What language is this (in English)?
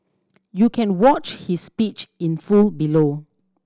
English